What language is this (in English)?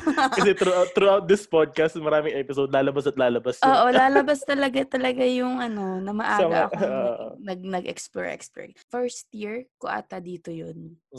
Filipino